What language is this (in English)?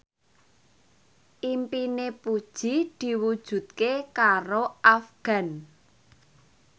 Javanese